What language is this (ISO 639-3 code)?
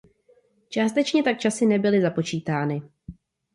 ces